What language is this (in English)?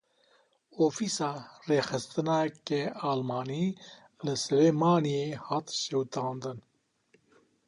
Kurdish